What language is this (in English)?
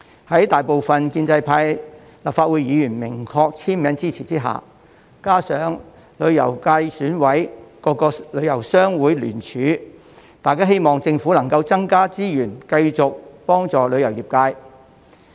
Cantonese